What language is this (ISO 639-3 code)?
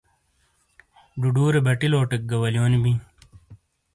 scl